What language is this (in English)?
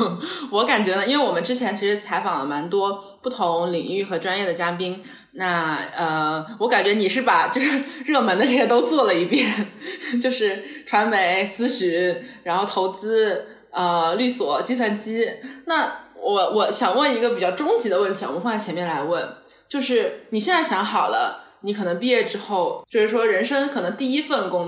Chinese